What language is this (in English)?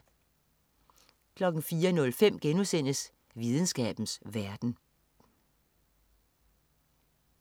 Danish